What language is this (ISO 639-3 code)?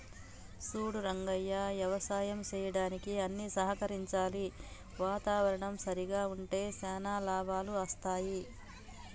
tel